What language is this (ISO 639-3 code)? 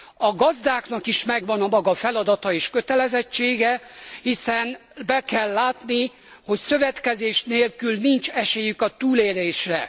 hun